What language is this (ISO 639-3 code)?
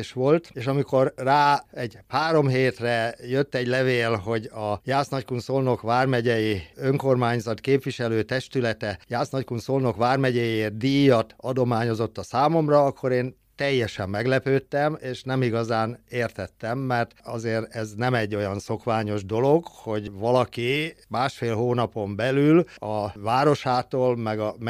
hun